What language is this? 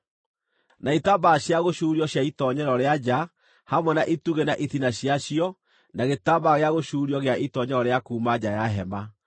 Kikuyu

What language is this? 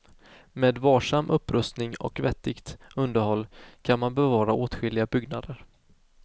Swedish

